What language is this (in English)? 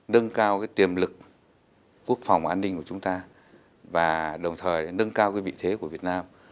Vietnamese